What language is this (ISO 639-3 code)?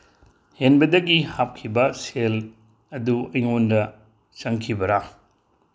mni